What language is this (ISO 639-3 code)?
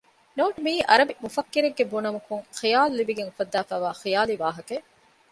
div